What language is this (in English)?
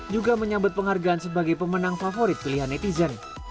Indonesian